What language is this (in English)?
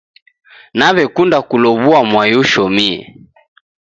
Taita